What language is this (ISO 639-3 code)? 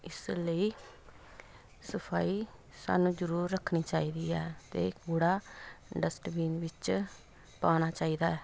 pan